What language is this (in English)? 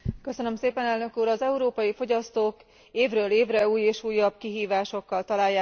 Hungarian